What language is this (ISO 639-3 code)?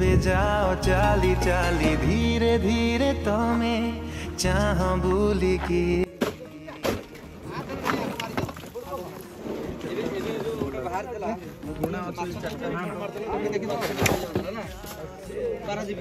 hin